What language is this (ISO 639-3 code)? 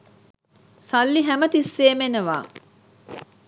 sin